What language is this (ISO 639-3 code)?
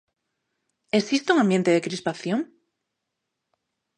glg